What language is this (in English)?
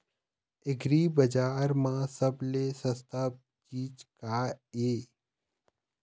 Chhattisgarhi